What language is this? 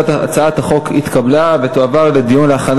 Hebrew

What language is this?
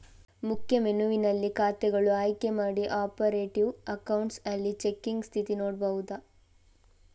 Kannada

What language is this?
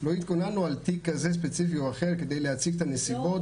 Hebrew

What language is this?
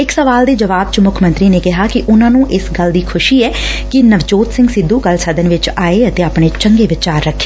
Punjabi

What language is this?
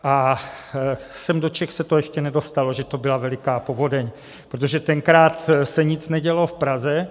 Czech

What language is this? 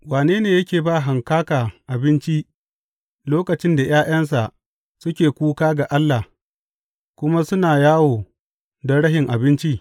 Hausa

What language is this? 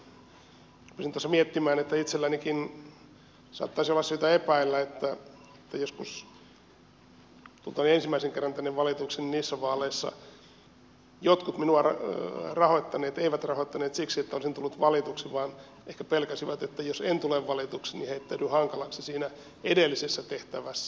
Finnish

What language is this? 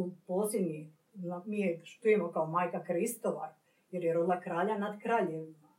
Croatian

